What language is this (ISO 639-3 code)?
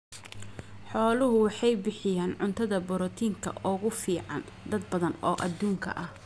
som